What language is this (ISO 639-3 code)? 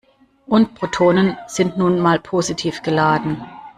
deu